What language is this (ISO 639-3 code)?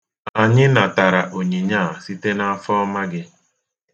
ibo